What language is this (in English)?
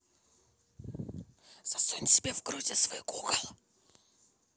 Russian